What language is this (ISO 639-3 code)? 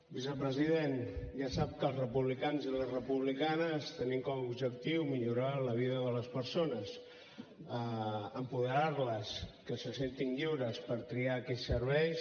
cat